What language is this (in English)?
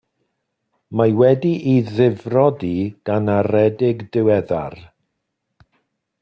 Welsh